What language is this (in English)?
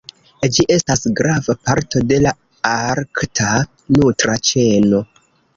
Esperanto